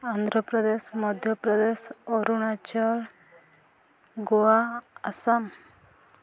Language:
Odia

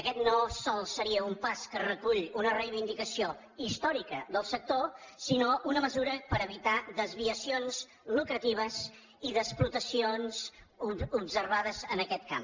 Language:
Catalan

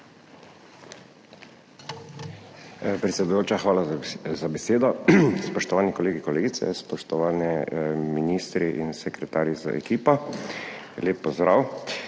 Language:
Slovenian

